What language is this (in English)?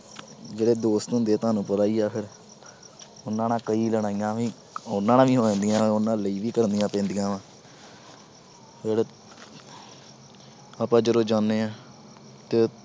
Punjabi